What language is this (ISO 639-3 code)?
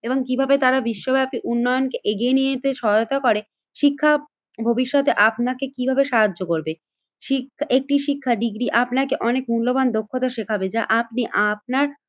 ben